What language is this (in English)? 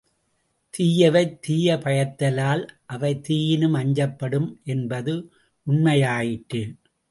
Tamil